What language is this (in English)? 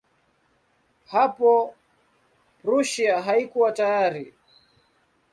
Swahili